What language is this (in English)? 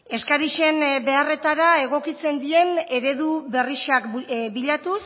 Basque